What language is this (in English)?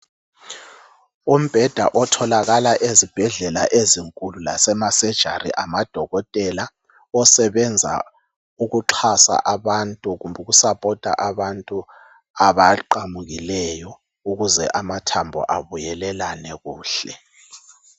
North Ndebele